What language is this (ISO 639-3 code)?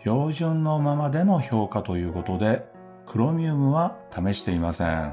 jpn